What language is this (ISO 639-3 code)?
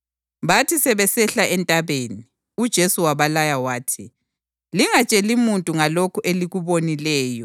nde